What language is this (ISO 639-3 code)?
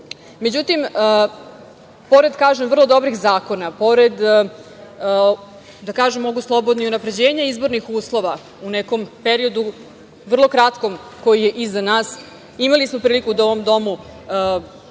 srp